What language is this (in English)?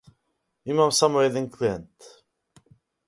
Macedonian